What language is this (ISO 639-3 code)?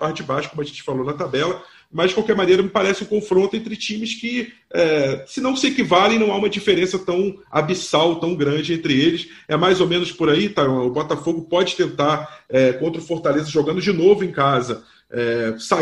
por